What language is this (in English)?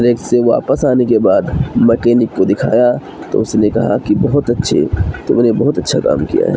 Urdu